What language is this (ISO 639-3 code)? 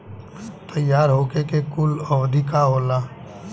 bho